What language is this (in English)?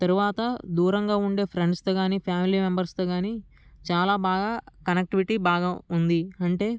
Telugu